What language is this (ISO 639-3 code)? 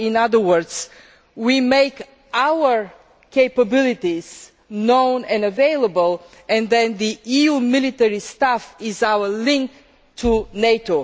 eng